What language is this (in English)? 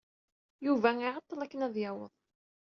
Kabyle